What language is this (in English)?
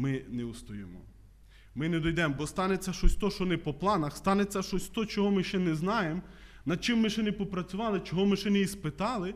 Ukrainian